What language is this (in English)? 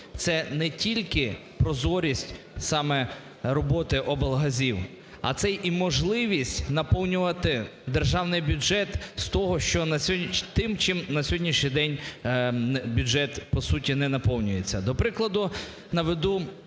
Ukrainian